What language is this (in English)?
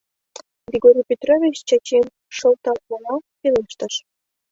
Mari